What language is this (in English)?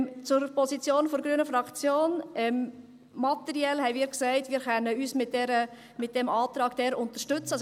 Swiss German